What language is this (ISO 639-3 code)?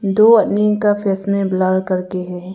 hin